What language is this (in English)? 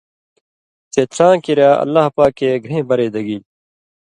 Indus Kohistani